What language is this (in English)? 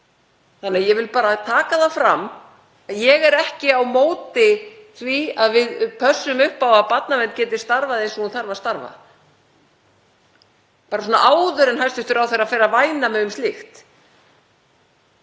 Icelandic